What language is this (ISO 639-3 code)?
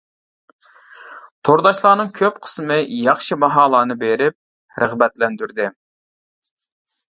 uig